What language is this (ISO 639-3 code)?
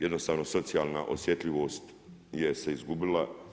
hrv